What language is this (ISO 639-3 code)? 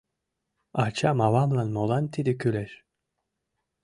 chm